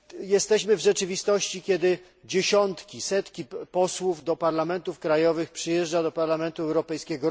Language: Polish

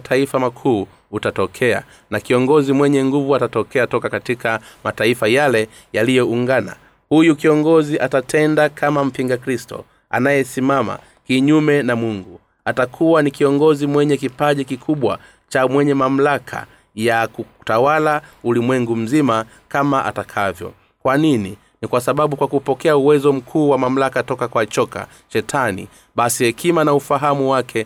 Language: Swahili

